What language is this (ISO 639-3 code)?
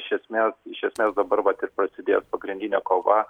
lit